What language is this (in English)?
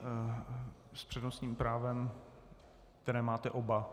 Czech